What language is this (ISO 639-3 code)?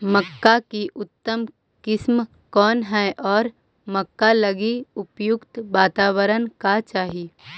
mag